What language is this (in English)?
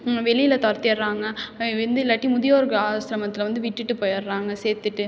Tamil